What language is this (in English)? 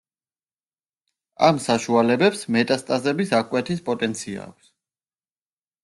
Georgian